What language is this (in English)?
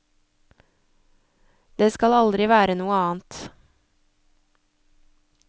Norwegian